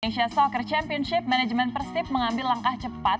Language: Indonesian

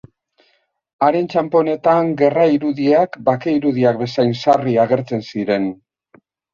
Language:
Basque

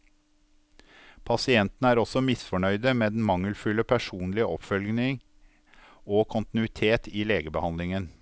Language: Norwegian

